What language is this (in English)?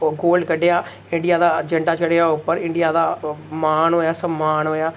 Dogri